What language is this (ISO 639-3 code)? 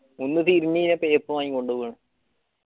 mal